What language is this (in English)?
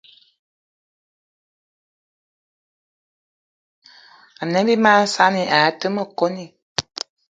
Eton (Cameroon)